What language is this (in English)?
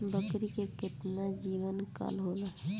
Bhojpuri